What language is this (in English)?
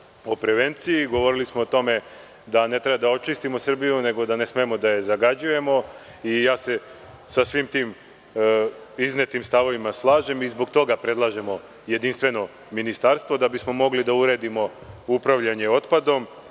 Serbian